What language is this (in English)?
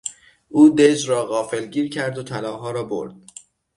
Persian